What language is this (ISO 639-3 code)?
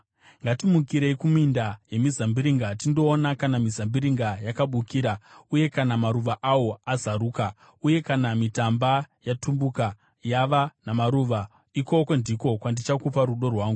sna